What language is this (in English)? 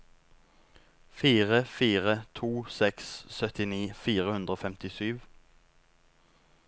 Norwegian